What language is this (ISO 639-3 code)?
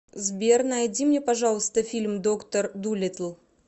rus